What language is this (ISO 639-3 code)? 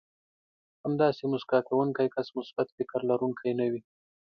pus